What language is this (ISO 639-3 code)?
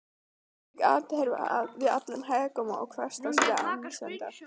isl